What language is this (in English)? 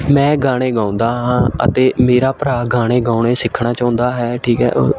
Punjabi